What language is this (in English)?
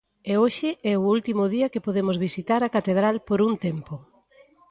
Galician